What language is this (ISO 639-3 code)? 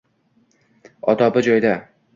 uzb